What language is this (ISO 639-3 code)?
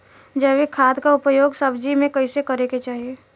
bho